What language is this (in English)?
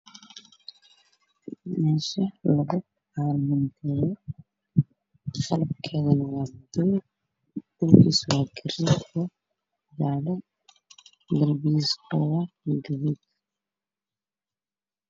Somali